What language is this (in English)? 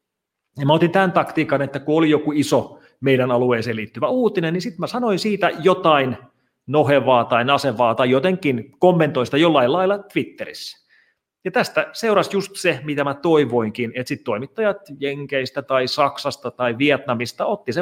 Finnish